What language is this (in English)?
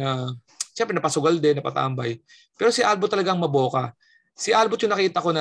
Filipino